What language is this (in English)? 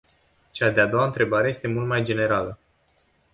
Romanian